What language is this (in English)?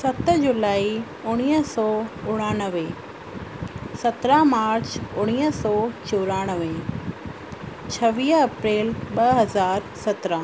Sindhi